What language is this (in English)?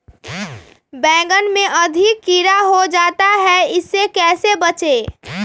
Magahi